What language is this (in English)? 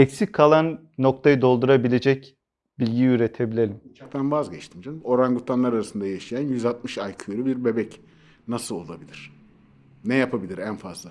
Turkish